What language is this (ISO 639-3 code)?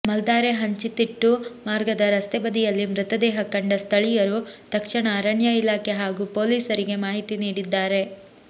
kan